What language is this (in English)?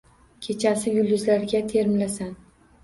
Uzbek